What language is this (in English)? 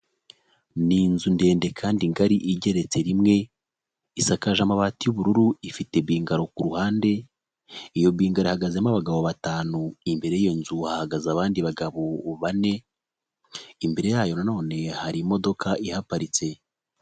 Kinyarwanda